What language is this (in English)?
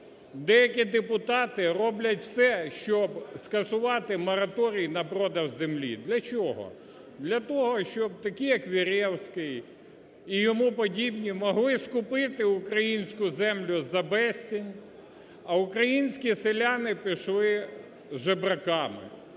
Ukrainian